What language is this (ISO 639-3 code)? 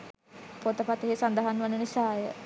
sin